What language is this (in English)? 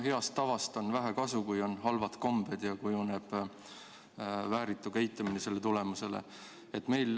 Estonian